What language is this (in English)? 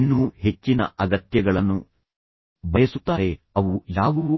Kannada